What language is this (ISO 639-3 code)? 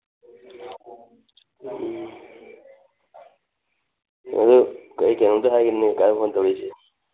mni